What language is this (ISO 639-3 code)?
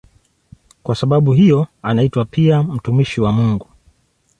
swa